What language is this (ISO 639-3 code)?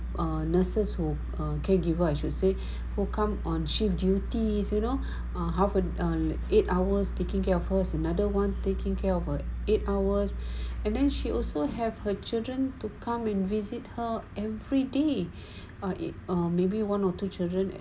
eng